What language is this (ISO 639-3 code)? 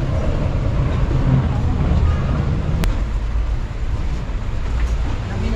fil